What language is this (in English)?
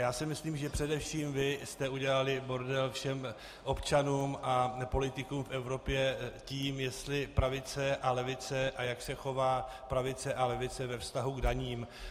Czech